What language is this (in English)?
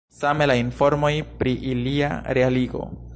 Esperanto